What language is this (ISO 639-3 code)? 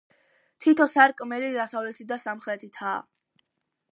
kat